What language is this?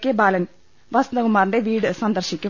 Malayalam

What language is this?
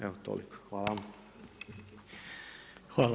Croatian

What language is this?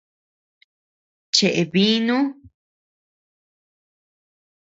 Tepeuxila Cuicatec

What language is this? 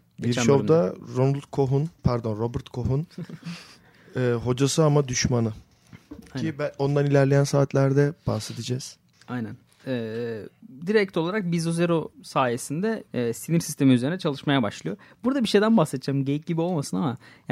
Turkish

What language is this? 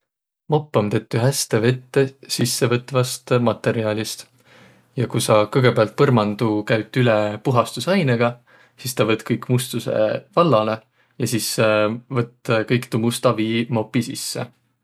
Võro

